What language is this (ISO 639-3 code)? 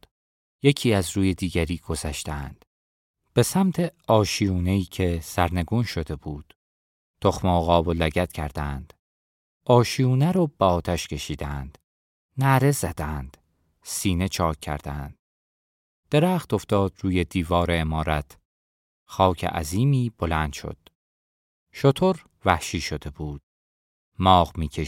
fas